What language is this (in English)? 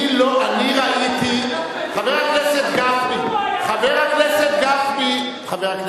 Hebrew